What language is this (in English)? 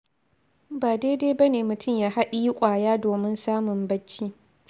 Hausa